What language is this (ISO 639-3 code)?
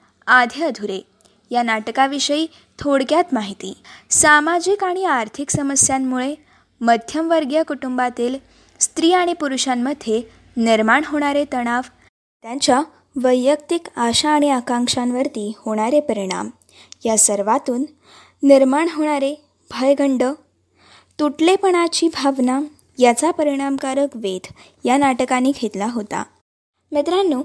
mar